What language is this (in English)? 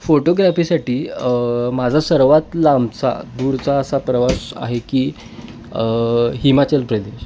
Marathi